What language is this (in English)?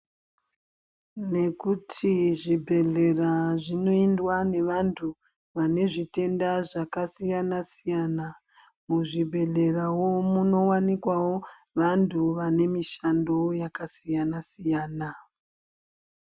Ndau